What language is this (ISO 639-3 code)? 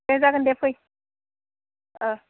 brx